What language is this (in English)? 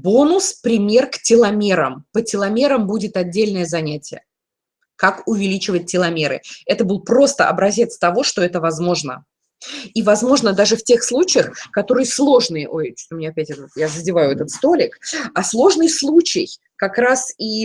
Russian